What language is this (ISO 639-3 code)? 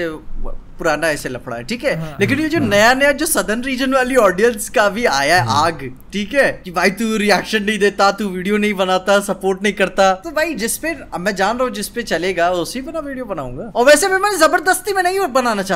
hin